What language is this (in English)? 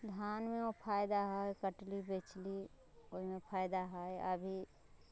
Maithili